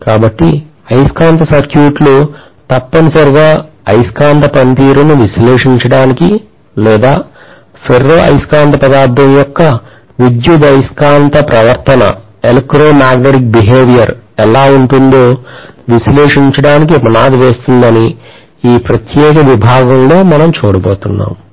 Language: Telugu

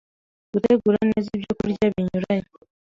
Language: Kinyarwanda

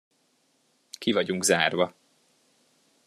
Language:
Hungarian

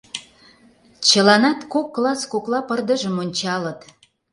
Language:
Mari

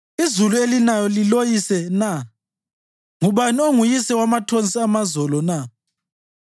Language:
North Ndebele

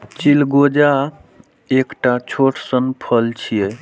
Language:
Maithili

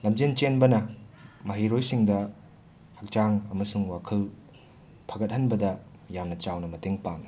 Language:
Manipuri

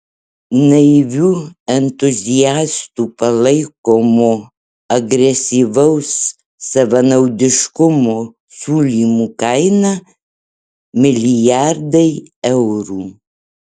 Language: Lithuanian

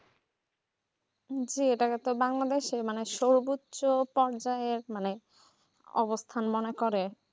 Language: Bangla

